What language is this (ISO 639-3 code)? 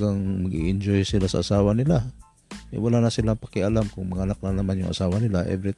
fil